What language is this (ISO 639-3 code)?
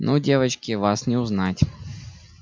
rus